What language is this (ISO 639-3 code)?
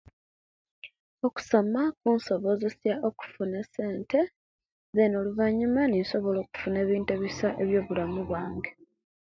lke